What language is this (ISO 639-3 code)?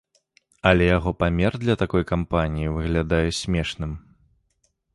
bel